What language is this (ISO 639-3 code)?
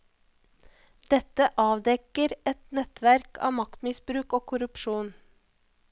nor